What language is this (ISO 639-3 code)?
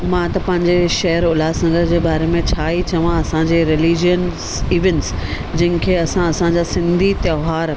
snd